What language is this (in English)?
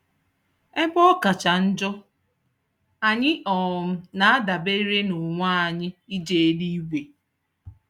Igbo